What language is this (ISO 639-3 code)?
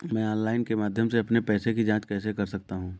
hin